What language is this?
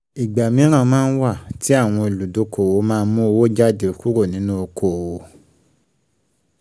Yoruba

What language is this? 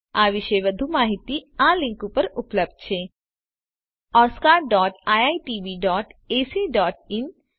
Gujarati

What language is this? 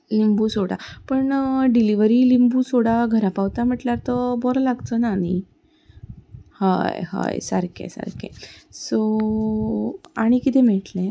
Konkani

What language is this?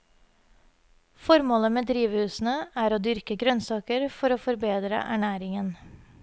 Norwegian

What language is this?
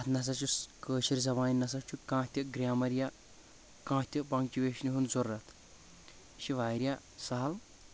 Kashmiri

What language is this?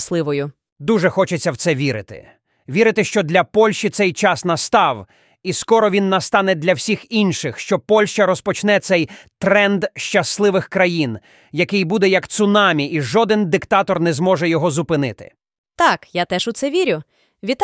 Ukrainian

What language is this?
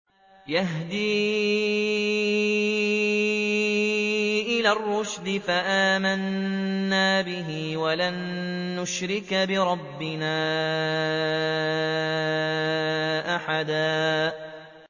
Arabic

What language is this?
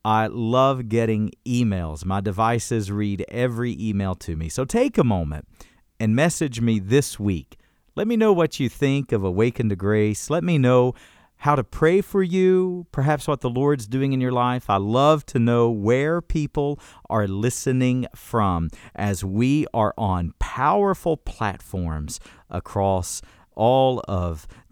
English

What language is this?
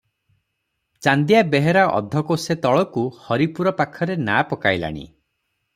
Odia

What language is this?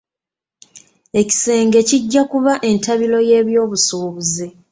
Ganda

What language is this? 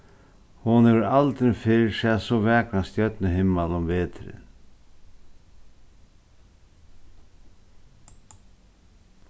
Faroese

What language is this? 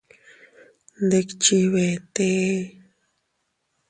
Teutila Cuicatec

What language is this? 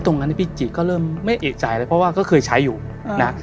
Thai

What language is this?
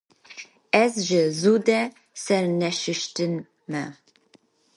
Kurdish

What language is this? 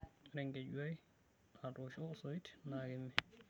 Masai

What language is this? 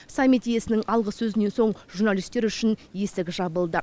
Kazakh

